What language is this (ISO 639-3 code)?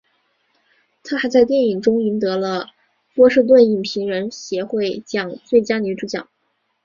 zho